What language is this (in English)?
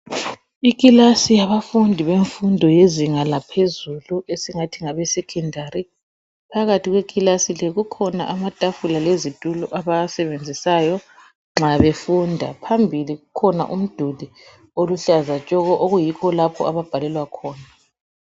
North Ndebele